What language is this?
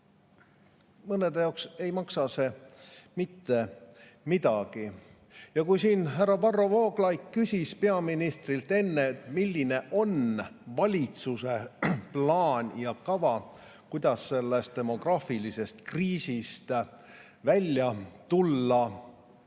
Estonian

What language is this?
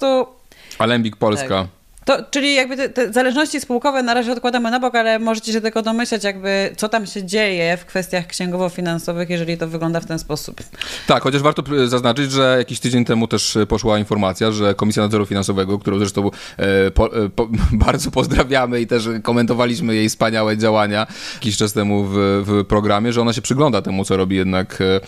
Polish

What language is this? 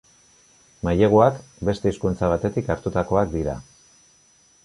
Basque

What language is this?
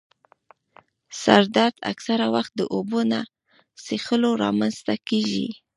Pashto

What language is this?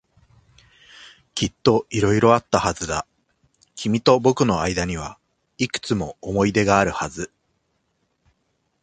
Japanese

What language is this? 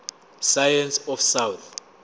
Zulu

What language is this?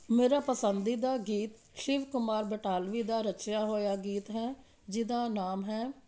Punjabi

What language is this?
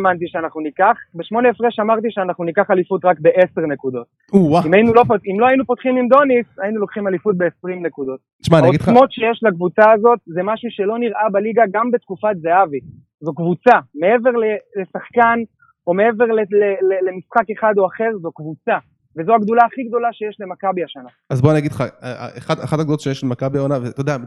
Hebrew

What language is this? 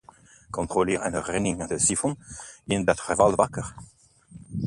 Dutch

